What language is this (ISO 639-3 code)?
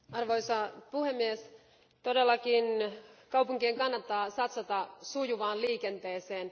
fin